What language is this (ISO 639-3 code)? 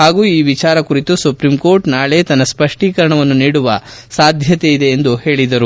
kan